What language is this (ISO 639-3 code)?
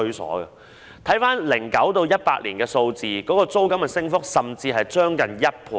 yue